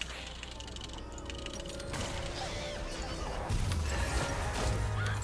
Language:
Korean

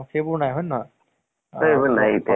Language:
Assamese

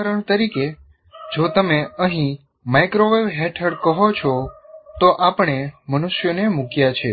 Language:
Gujarati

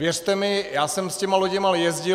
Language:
Czech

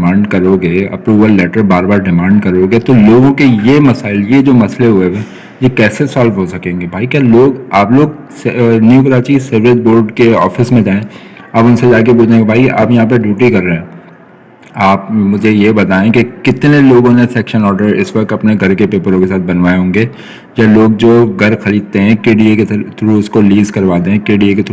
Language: Urdu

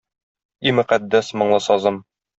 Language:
Tatar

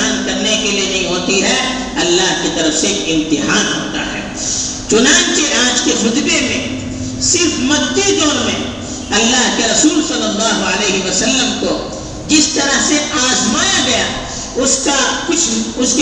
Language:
Urdu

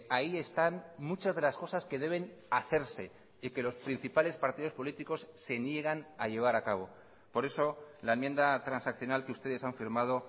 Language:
Spanish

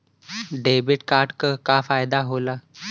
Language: Bhojpuri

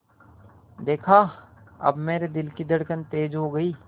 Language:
Hindi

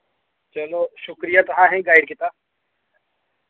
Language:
Dogri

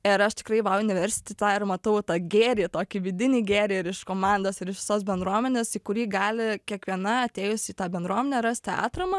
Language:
Lithuanian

